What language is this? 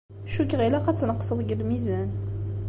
Kabyle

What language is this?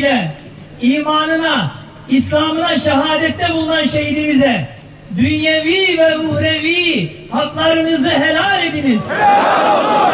Turkish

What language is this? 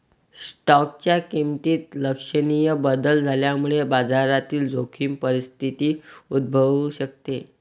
Marathi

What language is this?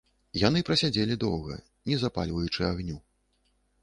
Belarusian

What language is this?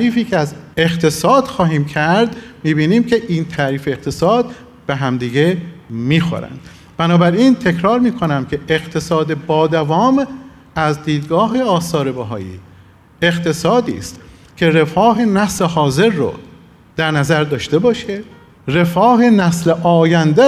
Persian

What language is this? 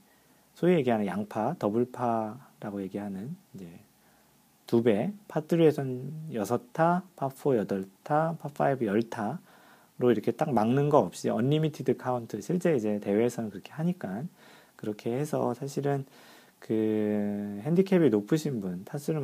Korean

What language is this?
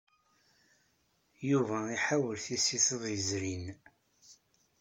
Kabyle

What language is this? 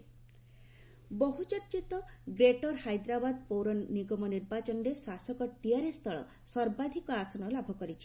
Odia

